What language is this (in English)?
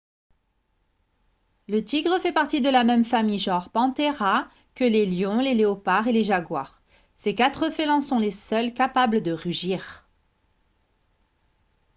French